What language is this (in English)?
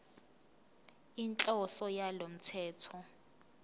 Zulu